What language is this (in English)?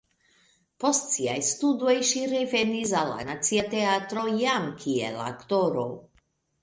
Esperanto